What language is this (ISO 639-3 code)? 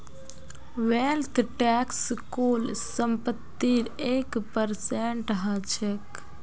mag